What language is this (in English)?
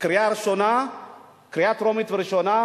Hebrew